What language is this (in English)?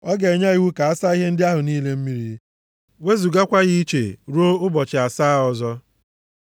Igbo